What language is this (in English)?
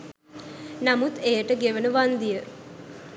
Sinhala